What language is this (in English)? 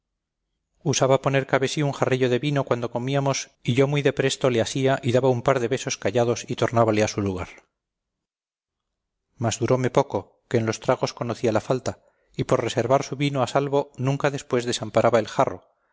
Spanish